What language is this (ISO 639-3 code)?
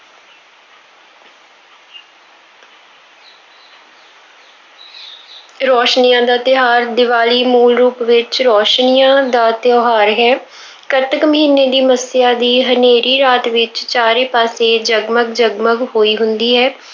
pan